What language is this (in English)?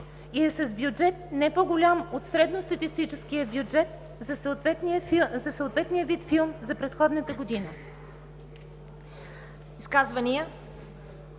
Bulgarian